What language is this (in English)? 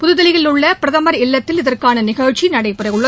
Tamil